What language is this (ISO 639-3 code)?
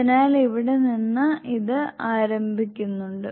mal